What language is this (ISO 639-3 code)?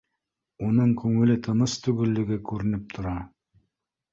bak